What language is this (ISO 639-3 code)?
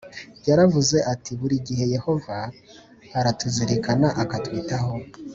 kin